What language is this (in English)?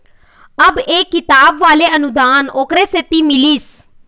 Chhattisgarhi